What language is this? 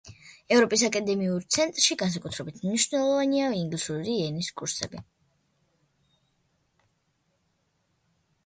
Georgian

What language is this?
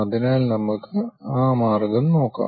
Malayalam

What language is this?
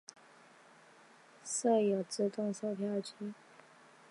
Chinese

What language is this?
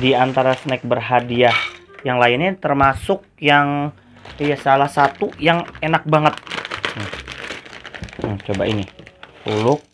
Indonesian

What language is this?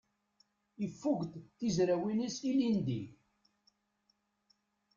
Kabyle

